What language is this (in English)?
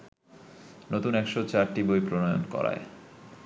Bangla